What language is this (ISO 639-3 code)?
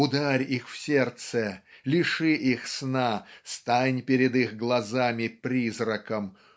rus